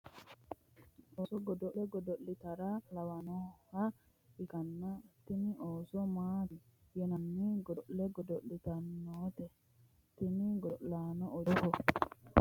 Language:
Sidamo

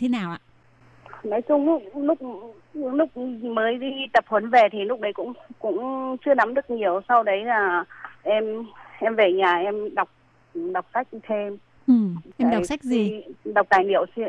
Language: Vietnamese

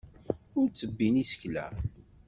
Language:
Kabyle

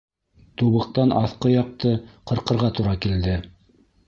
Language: Bashkir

